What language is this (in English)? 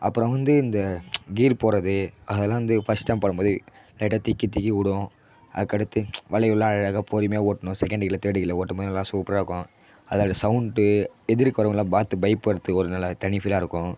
Tamil